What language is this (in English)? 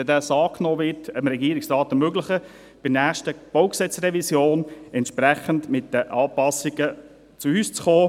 Swiss German